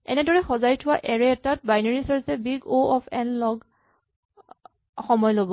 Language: Assamese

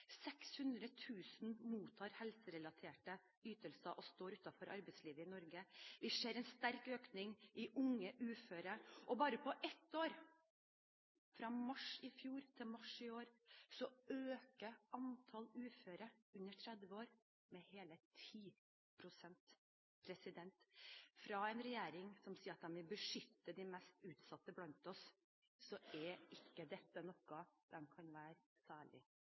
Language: Norwegian Bokmål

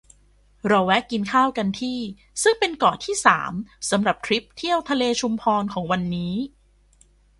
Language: Thai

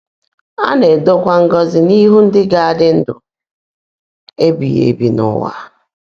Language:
Igbo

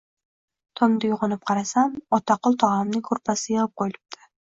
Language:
Uzbek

